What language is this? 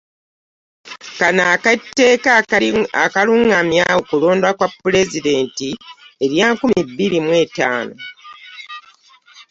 Ganda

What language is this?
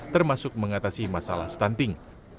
Indonesian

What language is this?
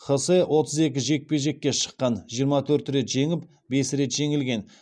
Kazakh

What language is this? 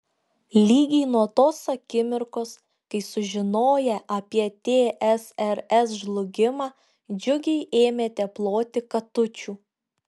Lithuanian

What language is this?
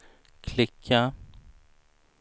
Swedish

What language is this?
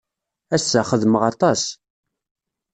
Kabyle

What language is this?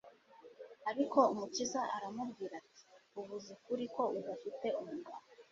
Kinyarwanda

